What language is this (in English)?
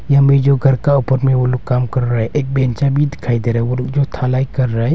Hindi